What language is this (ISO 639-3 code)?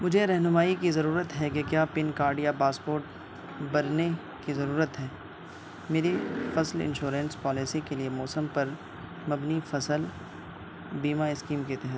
urd